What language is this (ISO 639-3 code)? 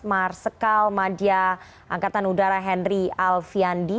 ind